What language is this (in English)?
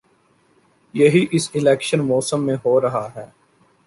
Urdu